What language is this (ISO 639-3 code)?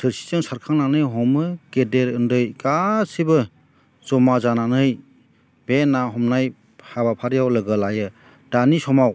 brx